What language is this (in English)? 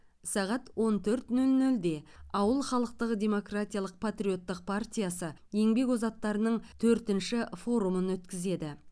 Kazakh